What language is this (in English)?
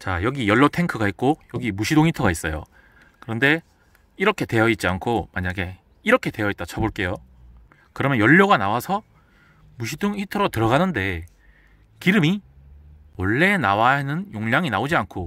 Korean